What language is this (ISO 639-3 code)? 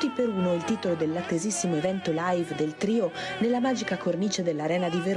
ita